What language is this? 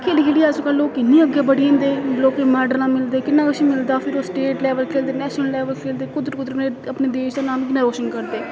Dogri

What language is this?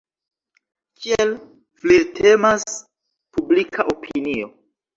Esperanto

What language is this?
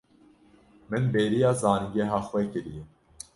Kurdish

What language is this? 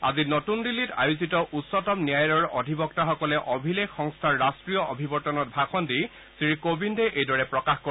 Assamese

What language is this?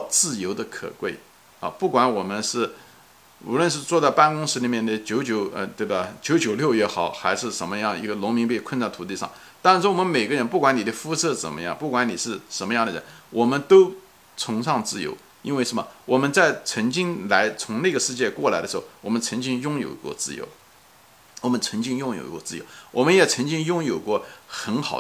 Chinese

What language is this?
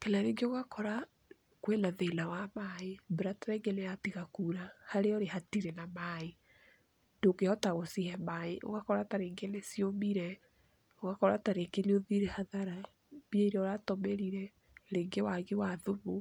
Kikuyu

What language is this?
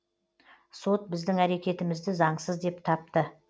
Kazakh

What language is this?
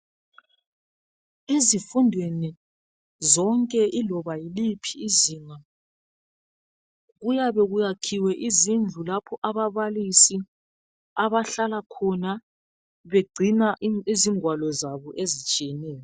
North Ndebele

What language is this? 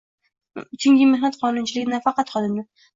Uzbek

